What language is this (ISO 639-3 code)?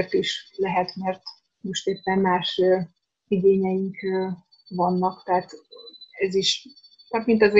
hun